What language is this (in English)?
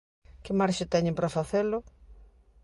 Galician